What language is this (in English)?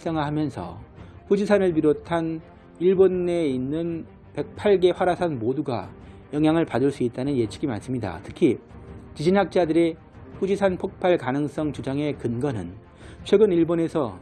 Korean